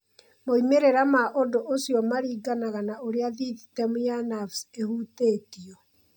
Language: Kikuyu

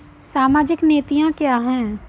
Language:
Hindi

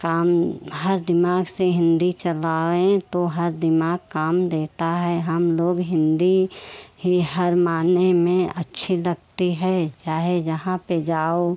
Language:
Hindi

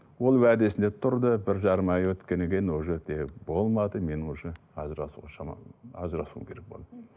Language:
Kazakh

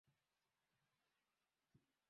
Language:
Swahili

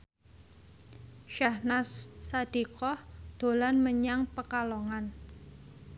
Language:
Javanese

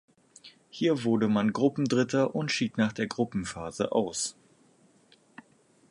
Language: German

